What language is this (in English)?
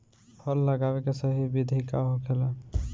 Bhojpuri